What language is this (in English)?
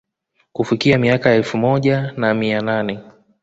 Swahili